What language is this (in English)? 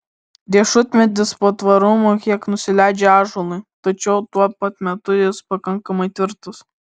Lithuanian